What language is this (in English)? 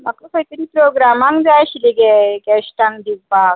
Konkani